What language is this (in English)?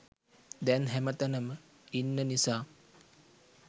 Sinhala